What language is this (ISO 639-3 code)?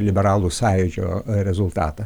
lit